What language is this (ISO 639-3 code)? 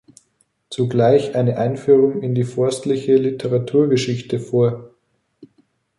deu